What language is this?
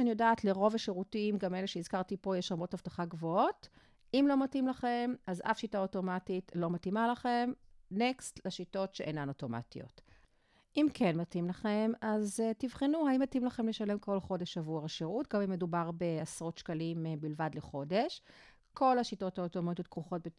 Hebrew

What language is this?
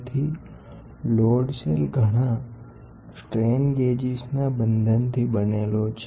Gujarati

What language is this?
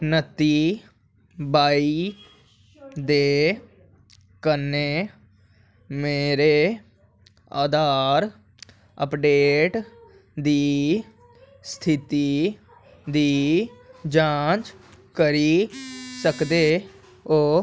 Dogri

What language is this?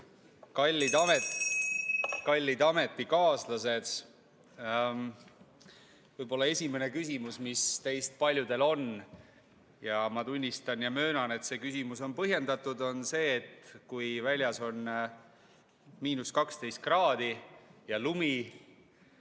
Estonian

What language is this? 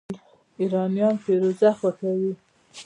Pashto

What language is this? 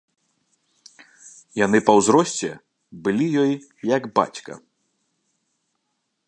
Belarusian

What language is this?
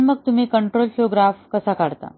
Marathi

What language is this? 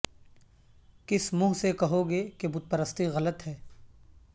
Urdu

